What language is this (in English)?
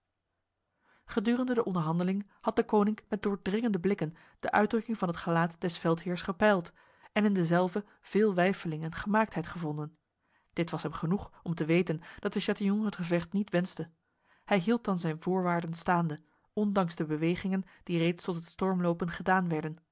Dutch